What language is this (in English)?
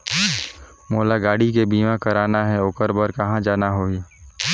Chhattisgarhi